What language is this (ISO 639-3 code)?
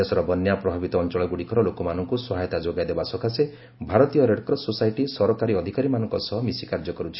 ori